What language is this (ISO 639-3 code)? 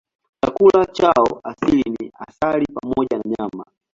swa